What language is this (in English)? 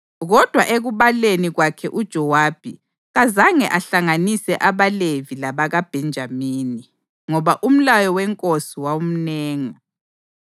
North Ndebele